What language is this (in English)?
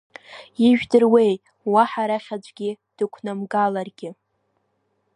Abkhazian